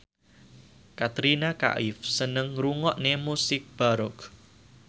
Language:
Javanese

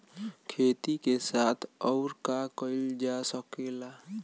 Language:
Bhojpuri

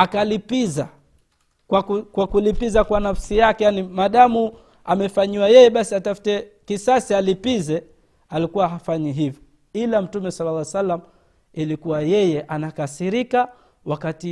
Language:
Swahili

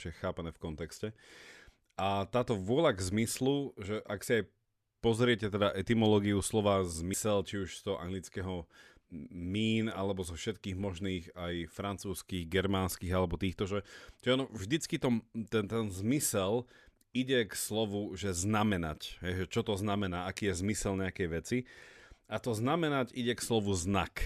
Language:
Slovak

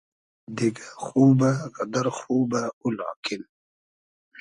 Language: Hazaragi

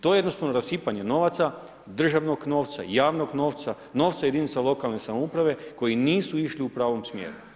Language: Croatian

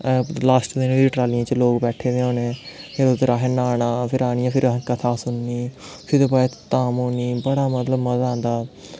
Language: Dogri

